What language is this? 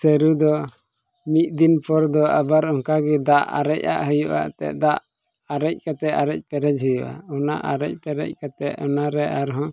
Santali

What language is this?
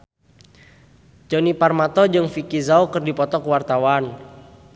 Sundanese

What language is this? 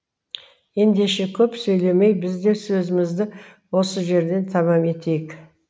Kazakh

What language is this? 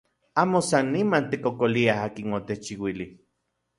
Central Puebla Nahuatl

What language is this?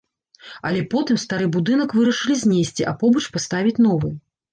Belarusian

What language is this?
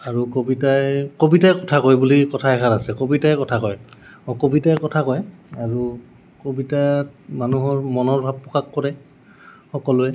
Assamese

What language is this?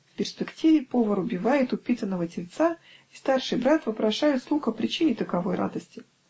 Russian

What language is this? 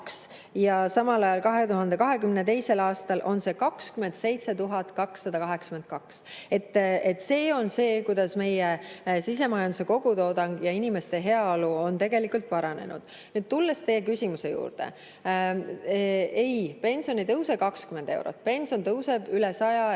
Estonian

